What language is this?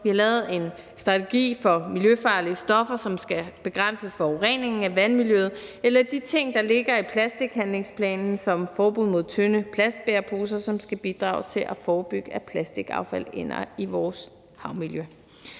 Danish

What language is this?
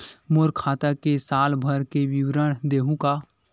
Chhattisgarhi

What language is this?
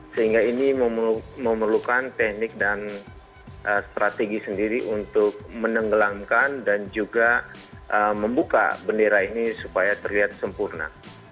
Indonesian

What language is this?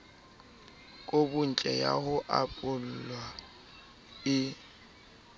Southern Sotho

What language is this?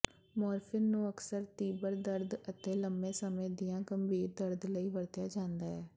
Punjabi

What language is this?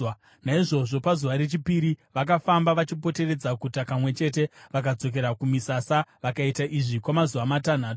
Shona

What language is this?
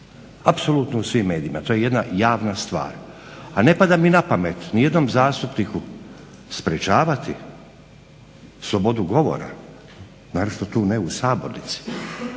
Croatian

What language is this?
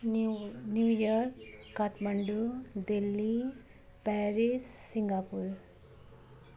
Nepali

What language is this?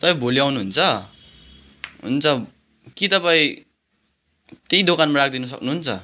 Nepali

